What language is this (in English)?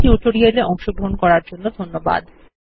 Bangla